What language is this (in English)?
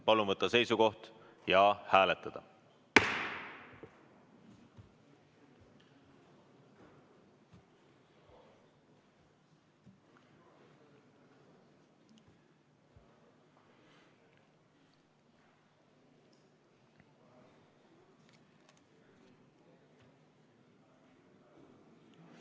Estonian